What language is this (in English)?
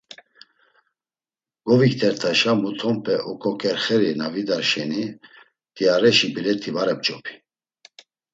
Laz